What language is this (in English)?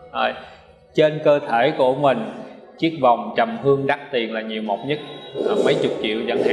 Vietnamese